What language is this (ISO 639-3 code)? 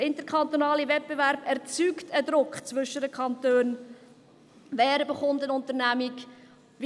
gsw